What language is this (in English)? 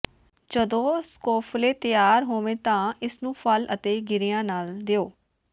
Punjabi